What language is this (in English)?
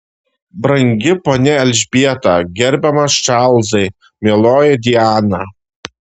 Lithuanian